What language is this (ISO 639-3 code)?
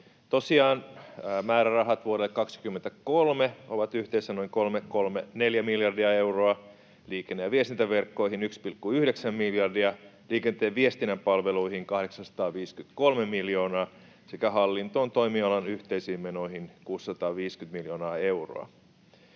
fin